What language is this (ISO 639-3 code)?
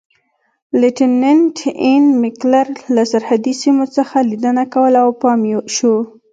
pus